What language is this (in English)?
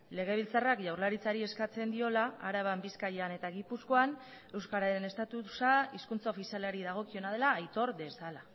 Basque